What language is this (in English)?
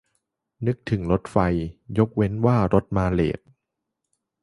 Thai